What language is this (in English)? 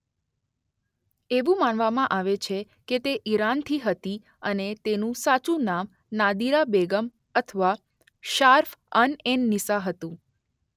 Gujarati